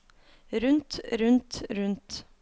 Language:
Norwegian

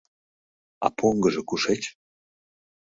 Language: Mari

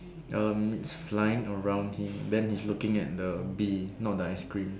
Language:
English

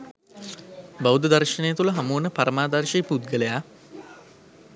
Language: Sinhala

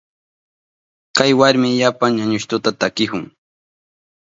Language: Southern Pastaza Quechua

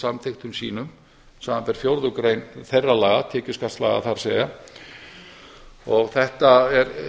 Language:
Icelandic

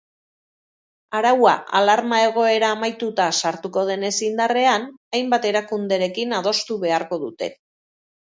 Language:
Basque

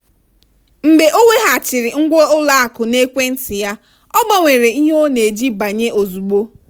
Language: Igbo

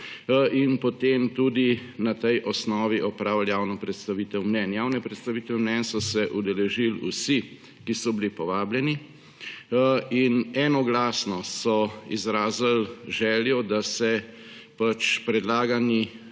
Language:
Slovenian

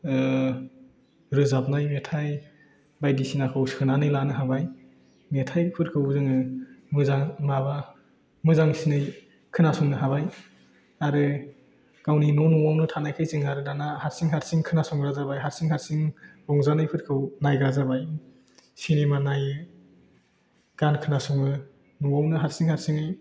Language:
Bodo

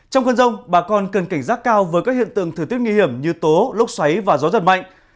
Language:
Vietnamese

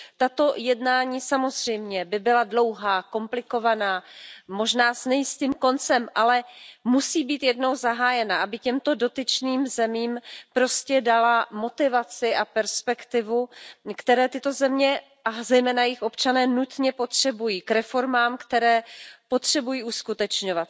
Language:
Czech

